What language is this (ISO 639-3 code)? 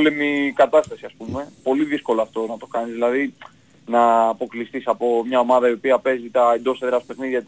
ell